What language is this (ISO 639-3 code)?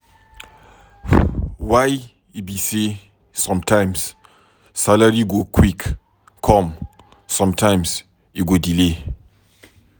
pcm